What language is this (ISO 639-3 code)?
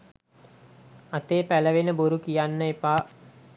sin